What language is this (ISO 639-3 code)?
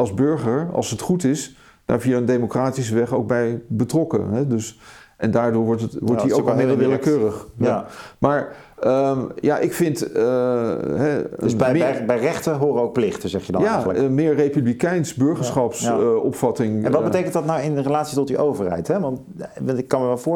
nld